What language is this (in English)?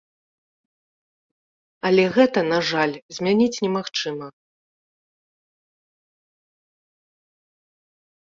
Belarusian